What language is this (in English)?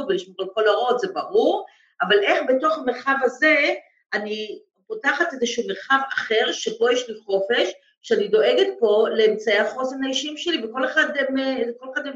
Hebrew